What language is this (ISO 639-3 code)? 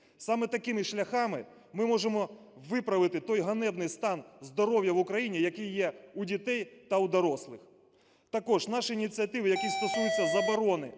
ukr